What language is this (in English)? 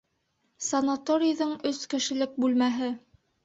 Bashkir